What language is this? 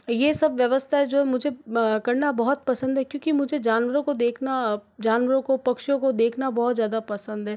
Hindi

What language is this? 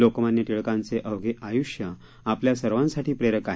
Marathi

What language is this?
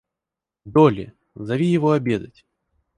Russian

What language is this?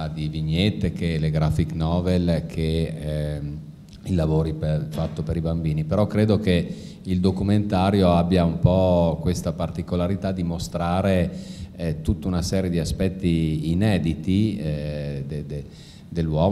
Italian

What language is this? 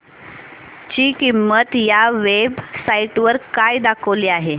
Marathi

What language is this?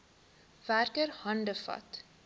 Afrikaans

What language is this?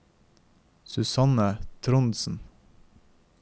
Norwegian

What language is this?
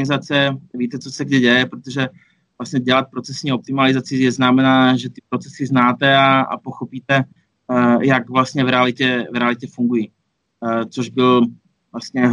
Czech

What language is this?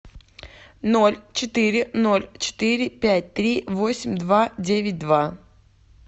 Russian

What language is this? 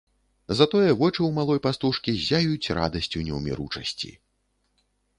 Belarusian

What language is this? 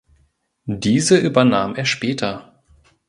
German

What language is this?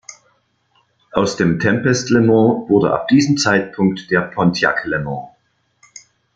German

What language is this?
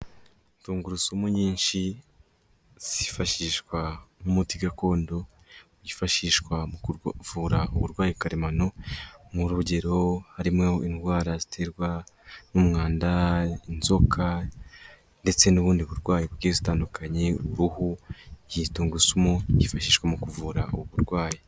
Kinyarwanda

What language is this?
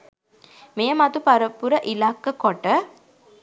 Sinhala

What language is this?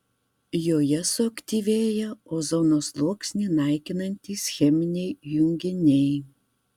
Lithuanian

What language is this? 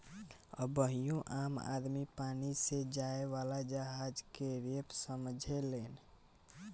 Bhojpuri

